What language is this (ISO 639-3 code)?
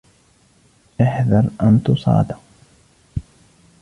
ara